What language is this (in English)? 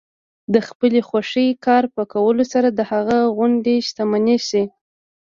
Pashto